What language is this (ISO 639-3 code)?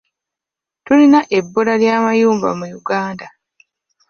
lug